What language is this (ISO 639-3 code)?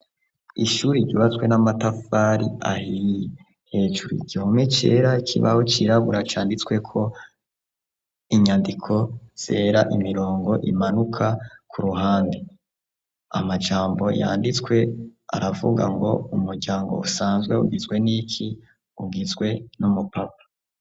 run